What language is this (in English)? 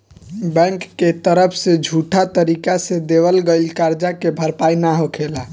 Bhojpuri